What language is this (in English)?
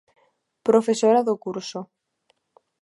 Galician